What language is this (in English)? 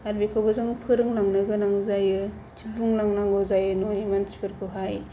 Bodo